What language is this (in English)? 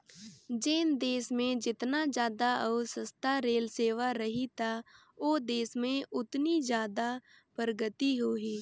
Chhattisgarhi